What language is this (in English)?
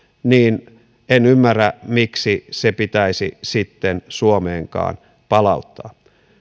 Finnish